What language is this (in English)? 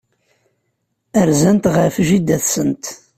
Kabyle